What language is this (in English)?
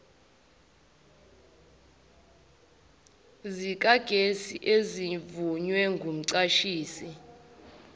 Zulu